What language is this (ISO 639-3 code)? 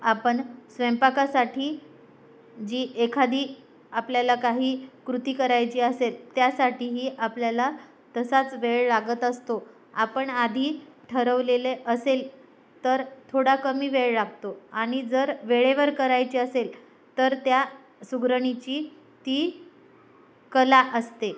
mar